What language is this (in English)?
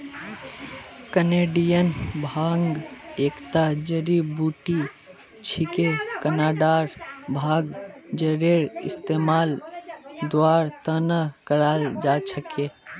Magahi